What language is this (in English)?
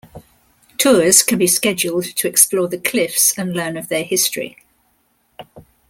English